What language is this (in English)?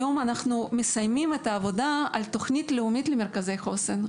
Hebrew